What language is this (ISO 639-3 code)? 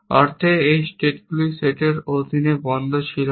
ben